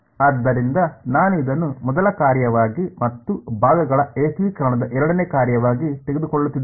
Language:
Kannada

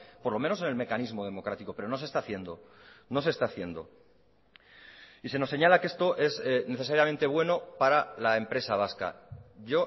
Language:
Spanish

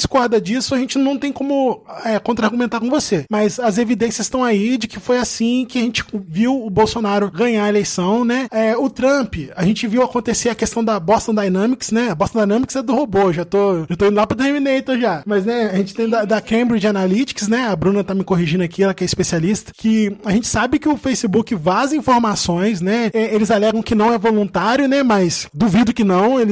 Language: Portuguese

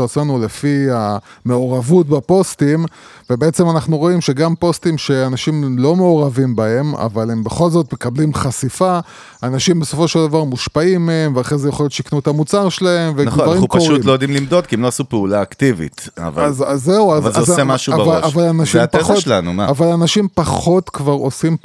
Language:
Hebrew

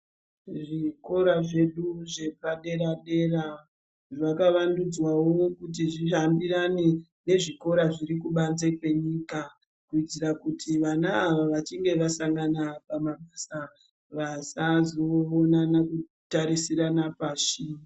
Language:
Ndau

